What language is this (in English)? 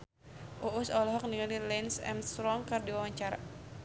Sundanese